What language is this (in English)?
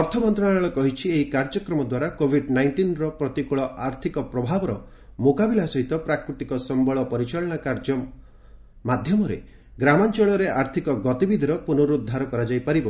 Odia